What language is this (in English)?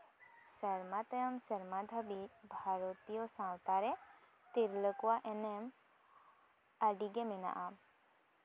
Santali